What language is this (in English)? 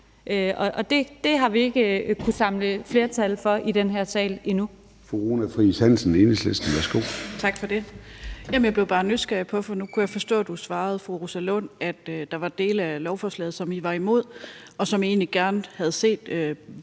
Danish